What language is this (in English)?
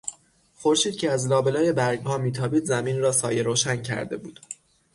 Persian